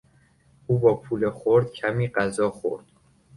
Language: Persian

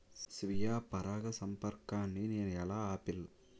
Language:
Telugu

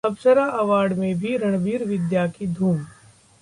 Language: Hindi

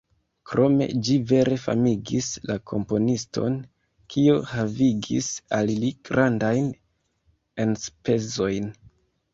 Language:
Esperanto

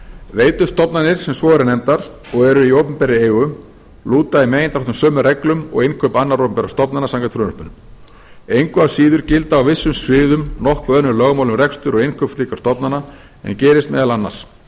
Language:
Icelandic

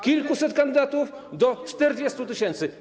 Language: Polish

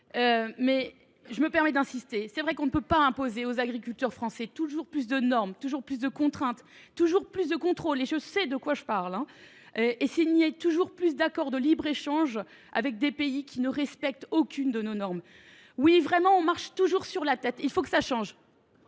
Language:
French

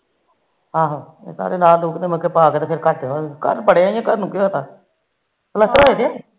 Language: Punjabi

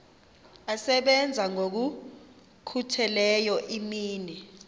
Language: Xhosa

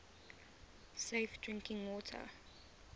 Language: English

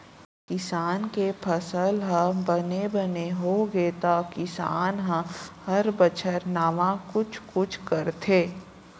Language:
Chhattisgarhi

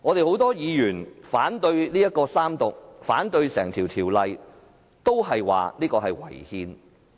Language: Cantonese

